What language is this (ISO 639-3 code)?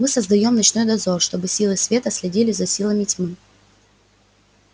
rus